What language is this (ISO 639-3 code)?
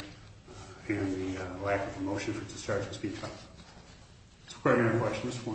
eng